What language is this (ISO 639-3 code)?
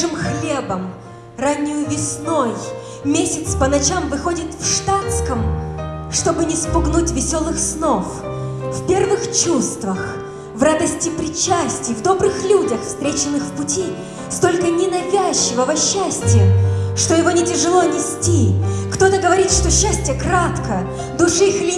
rus